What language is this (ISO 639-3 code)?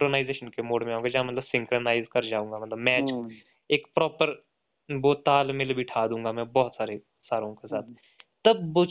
hin